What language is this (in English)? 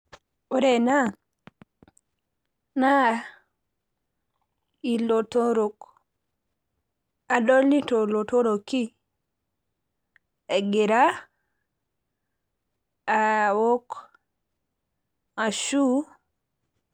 Masai